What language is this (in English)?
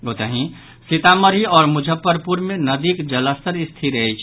Maithili